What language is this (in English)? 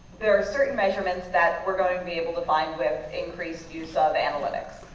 English